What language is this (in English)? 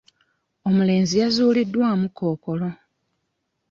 Ganda